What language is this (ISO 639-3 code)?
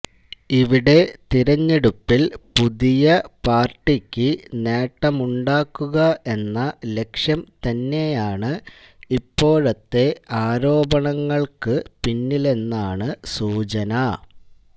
mal